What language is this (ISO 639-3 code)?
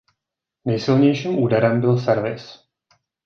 ces